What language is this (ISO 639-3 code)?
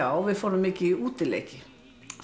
isl